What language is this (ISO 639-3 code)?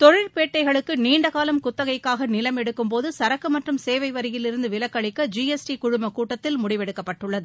tam